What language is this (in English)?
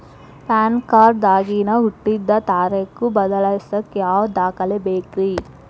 Kannada